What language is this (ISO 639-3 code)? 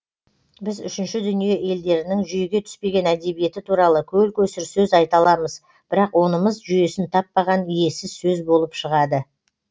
kaz